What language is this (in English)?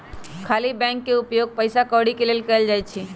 Magahi